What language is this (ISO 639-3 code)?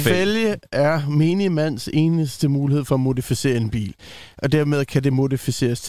dan